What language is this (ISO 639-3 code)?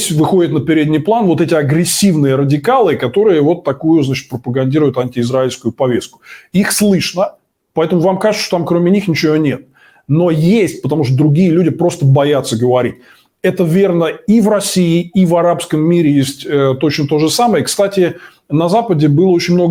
rus